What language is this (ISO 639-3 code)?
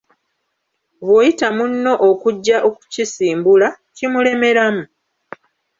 lug